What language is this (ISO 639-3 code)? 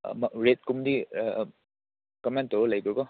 mni